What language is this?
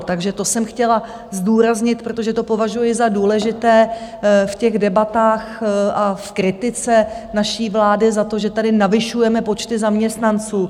Czech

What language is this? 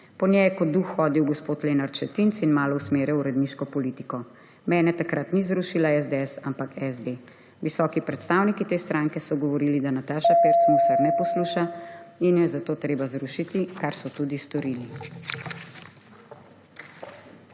Slovenian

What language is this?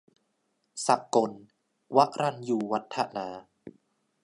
Thai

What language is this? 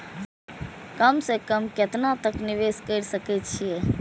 Maithili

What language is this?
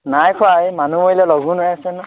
Assamese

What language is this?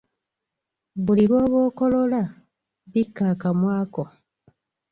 Ganda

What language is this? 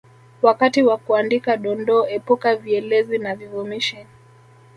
Swahili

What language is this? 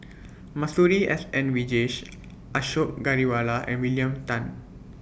English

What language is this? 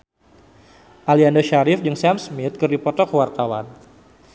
Sundanese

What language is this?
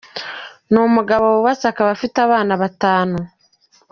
Kinyarwanda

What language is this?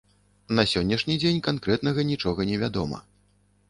Belarusian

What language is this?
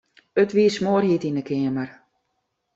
Western Frisian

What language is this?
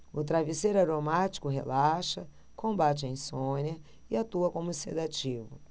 Portuguese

